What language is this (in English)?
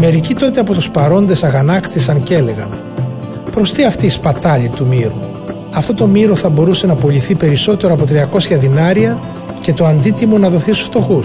Greek